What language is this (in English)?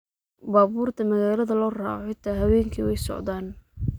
Somali